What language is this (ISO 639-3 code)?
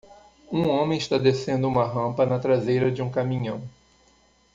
por